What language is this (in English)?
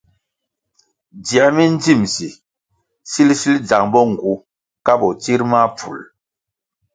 Kwasio